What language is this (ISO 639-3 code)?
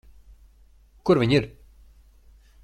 lav